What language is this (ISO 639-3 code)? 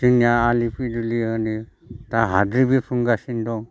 brx